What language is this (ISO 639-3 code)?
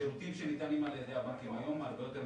heb